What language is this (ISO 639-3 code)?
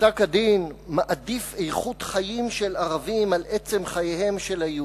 heb